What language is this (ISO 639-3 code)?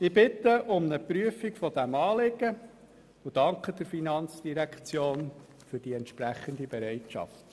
gsw